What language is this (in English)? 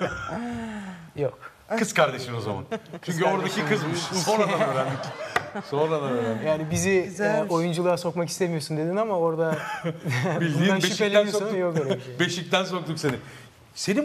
Turkish